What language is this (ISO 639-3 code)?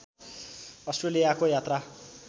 nep